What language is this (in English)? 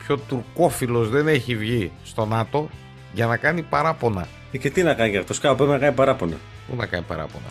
Greek